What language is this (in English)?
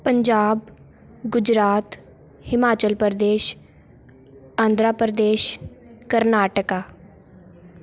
Punjabi